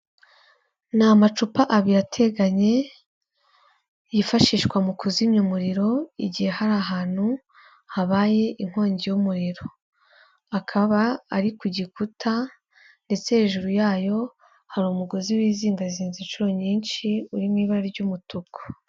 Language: Kinyarwanda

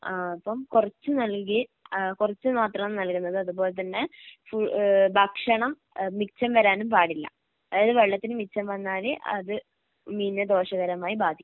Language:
Malayalam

